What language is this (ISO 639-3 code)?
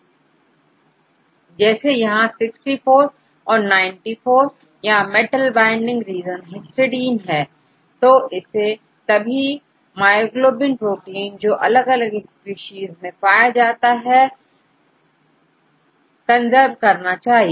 hin